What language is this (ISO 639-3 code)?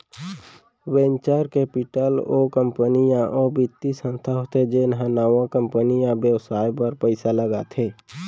hne